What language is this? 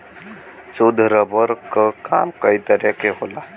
Bhojpuri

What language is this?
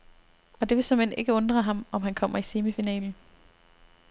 Danish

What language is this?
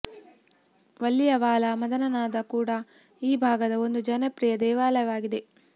Kannada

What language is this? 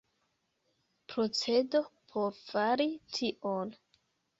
Esperanto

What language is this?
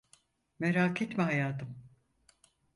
Turkish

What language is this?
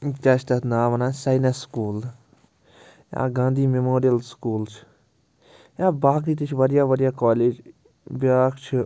Kashmiri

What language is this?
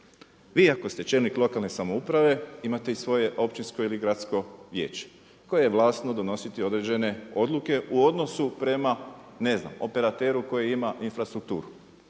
Croatian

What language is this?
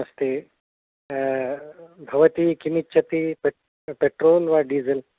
Sanskrit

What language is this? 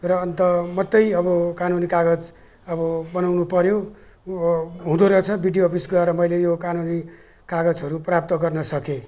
Nepali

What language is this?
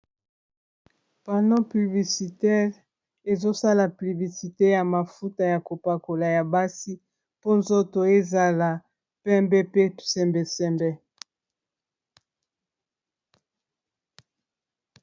Lingala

